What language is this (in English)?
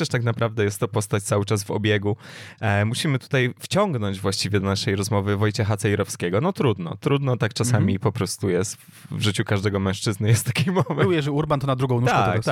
Polish